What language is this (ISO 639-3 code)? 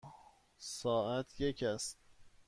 fas